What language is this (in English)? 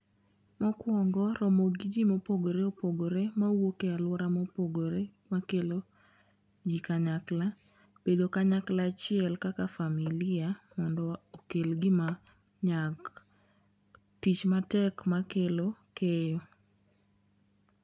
Luo (Kenya and Tanzania)